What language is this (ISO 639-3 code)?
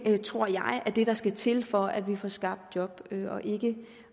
dan